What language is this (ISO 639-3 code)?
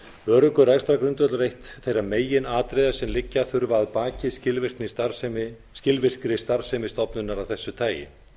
isl